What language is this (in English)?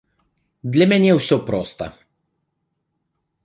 Belarusian